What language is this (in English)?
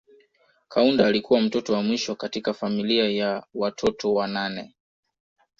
Swahili